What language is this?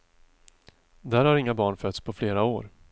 Swedish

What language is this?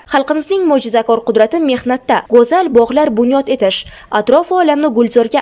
Turkish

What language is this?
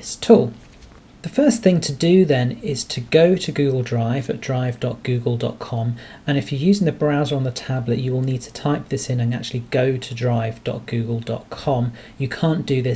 English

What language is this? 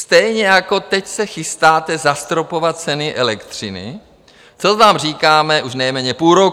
Czech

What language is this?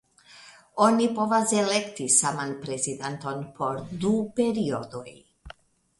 Esperanto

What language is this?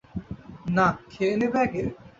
Bangla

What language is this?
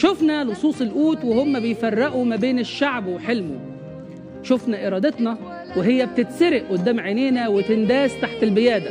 Arabic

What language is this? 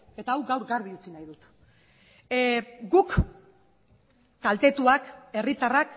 Basque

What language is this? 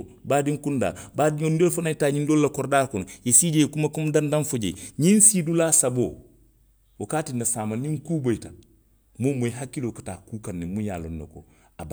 Western Maninkakan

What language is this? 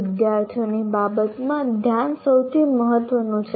Gujarati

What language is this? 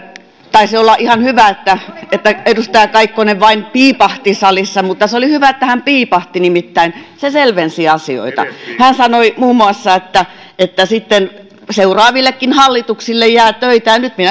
Finnish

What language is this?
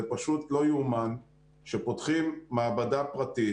Hebrew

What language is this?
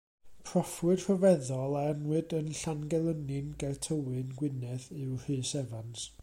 Welsh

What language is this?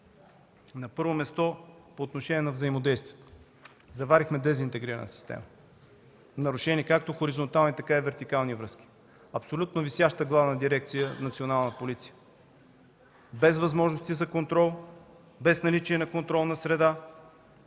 Bulgarian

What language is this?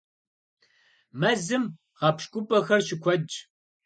Kabardian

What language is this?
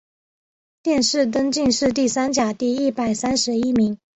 Chinese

